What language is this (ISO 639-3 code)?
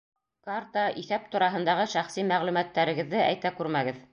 bak